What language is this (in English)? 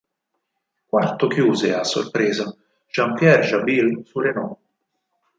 Italian